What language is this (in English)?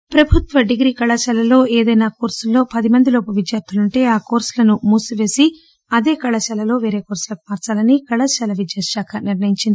Telugu